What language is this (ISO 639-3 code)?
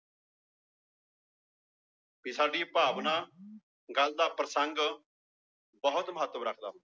pan